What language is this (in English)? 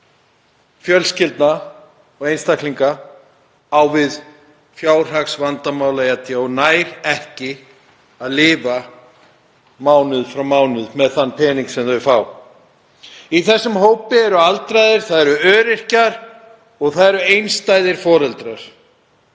Icelandic